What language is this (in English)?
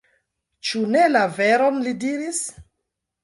Esperanto